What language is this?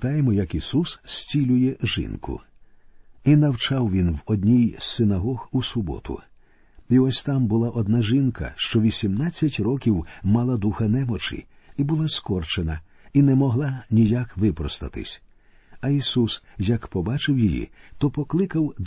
Ukrainian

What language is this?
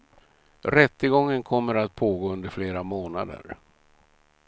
Swedish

